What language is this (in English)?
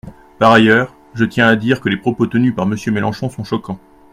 French